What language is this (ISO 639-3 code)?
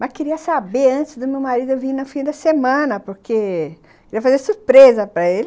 por